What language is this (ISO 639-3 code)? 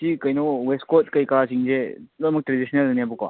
mni